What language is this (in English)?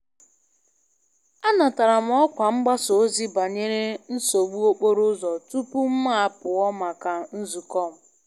Igbo